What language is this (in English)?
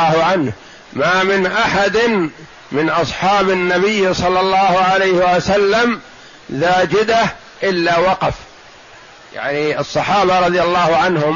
Arabic